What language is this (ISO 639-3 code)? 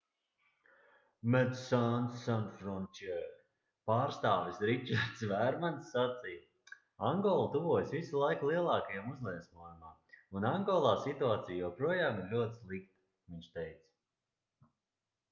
lav